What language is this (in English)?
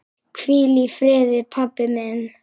Icelandic